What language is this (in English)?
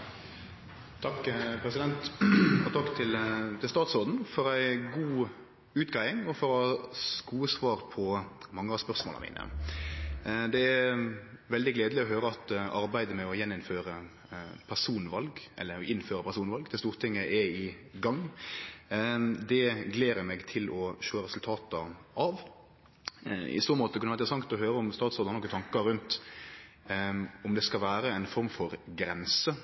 Norwegian Nynorsk